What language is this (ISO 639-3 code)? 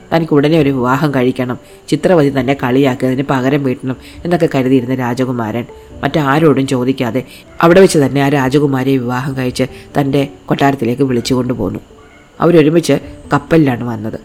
mal